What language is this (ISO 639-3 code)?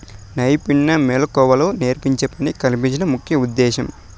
tel